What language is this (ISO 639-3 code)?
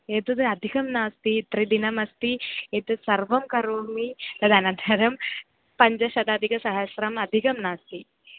san